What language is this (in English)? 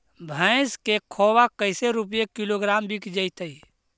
Magahi